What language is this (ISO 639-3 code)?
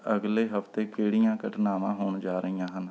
pan